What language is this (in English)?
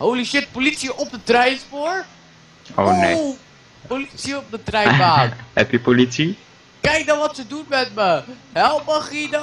Dutch